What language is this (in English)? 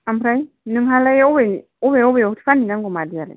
Bodo